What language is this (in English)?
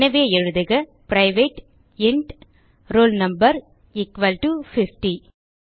Tamil